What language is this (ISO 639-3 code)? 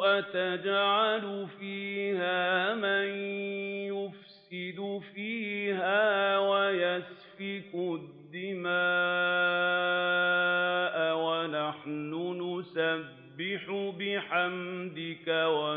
ara